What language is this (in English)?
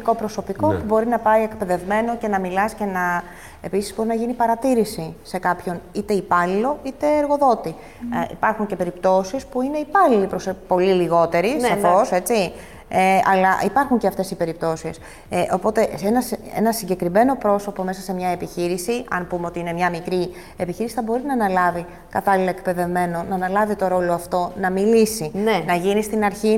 Greek